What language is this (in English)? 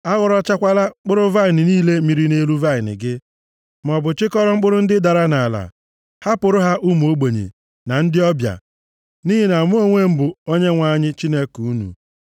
Igbo